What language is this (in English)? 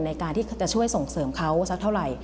Thai